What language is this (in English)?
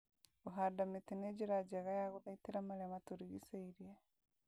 Kikuyu